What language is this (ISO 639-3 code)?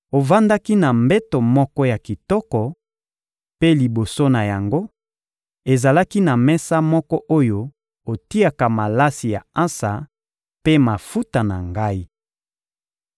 lin